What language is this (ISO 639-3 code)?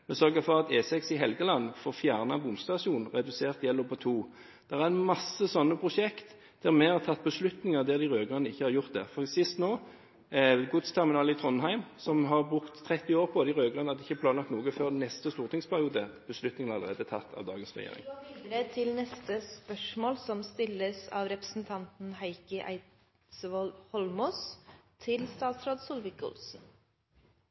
nor